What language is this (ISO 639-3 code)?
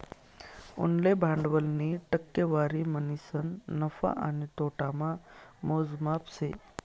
mar